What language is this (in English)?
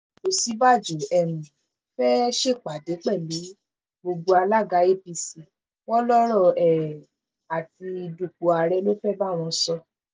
Yoruba